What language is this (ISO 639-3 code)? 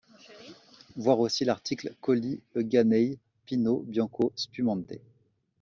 fra